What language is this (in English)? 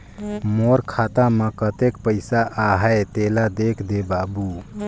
Chhattisgarhi